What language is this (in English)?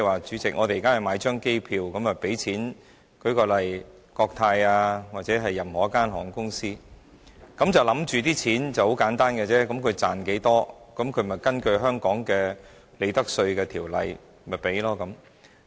Cantonese